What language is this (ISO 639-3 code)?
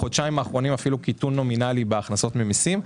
heb